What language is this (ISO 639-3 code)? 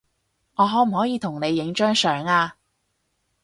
yue